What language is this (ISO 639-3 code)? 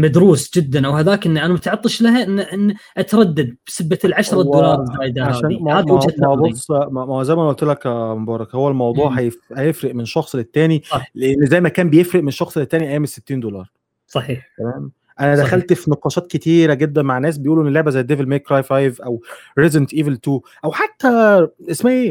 ara